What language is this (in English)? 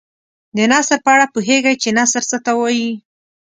Pashto